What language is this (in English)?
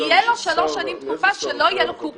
Hebrew